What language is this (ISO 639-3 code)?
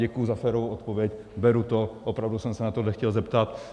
ces